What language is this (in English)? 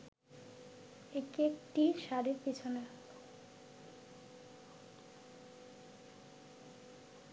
Bangla